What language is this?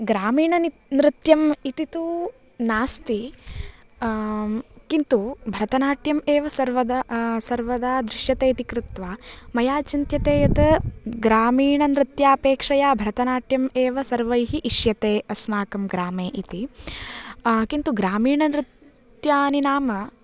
Sanskrit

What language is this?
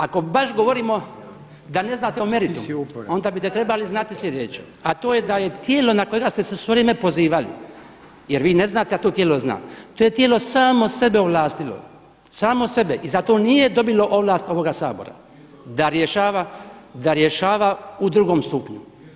Croatian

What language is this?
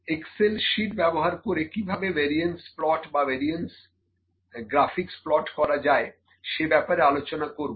Bangla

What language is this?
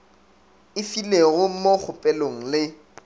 Northern Sotho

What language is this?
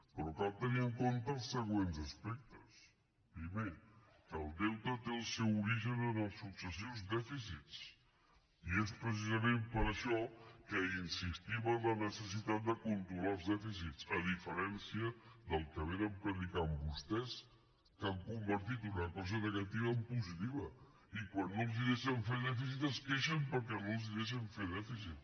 Catalan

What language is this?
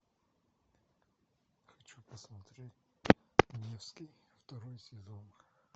Russian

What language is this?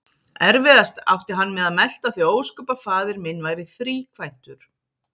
Icelandic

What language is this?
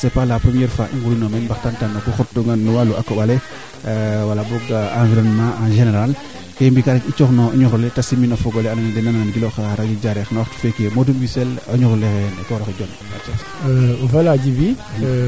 Serer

